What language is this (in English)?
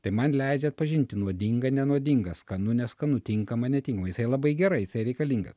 Lithuanian